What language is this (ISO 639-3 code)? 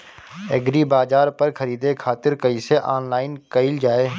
bho